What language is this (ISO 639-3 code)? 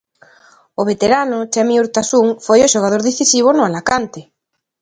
glg